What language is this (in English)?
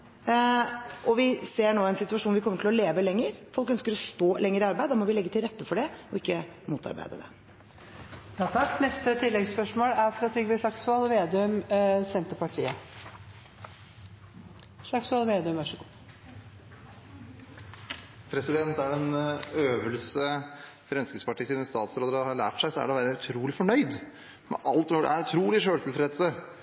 Norwegian